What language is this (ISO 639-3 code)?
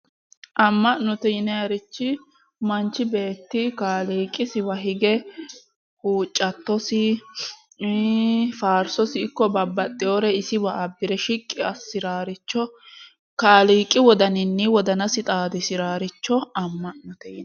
sid